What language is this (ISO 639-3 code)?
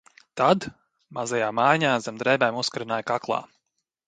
lav